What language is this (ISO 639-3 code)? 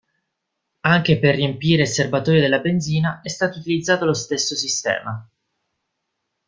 ita